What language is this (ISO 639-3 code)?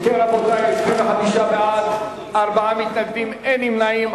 heb